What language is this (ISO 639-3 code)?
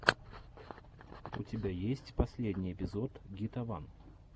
rus